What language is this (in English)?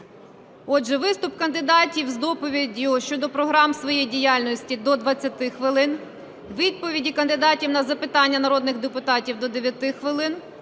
Ukrainian